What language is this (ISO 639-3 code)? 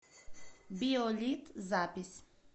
rus